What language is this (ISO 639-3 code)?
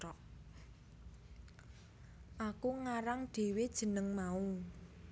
jav